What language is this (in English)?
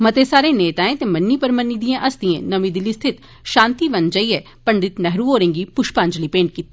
Dogri